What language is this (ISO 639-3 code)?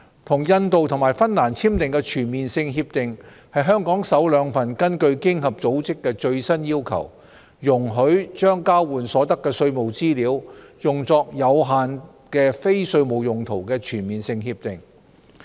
yue